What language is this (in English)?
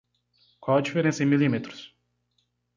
Portuguese